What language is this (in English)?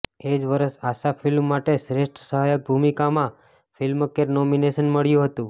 Gujarati